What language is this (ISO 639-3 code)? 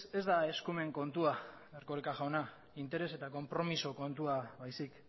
eus